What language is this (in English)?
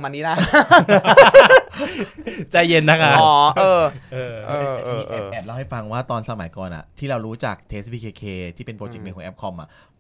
Thai